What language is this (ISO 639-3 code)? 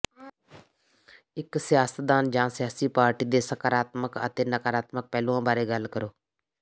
pan